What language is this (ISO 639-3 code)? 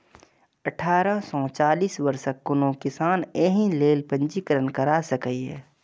mai